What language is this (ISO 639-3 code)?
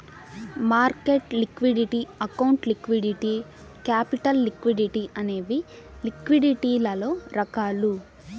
tel